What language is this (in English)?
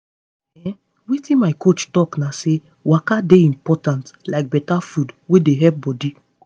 Nigerian Pidgin